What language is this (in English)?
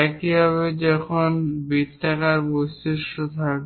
Bangla